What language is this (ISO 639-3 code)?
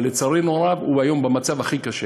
heb